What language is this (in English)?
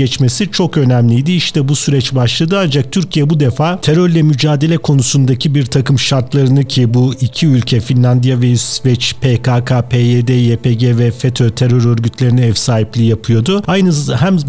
Turkish